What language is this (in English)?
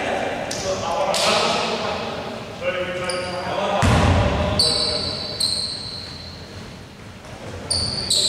Greek